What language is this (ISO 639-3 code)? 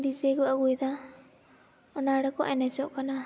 sat